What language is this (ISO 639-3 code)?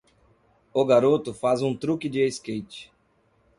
por